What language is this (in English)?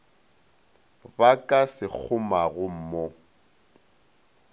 Northern Sotho